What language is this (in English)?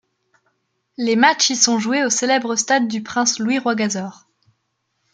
French